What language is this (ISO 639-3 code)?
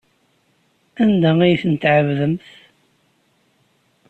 kab